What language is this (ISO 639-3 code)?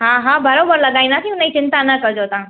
snd